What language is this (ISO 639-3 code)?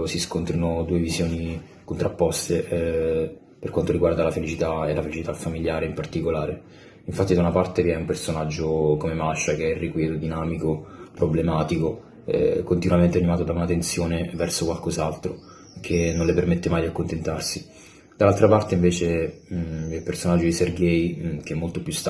ita